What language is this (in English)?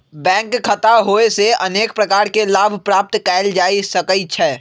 Magahi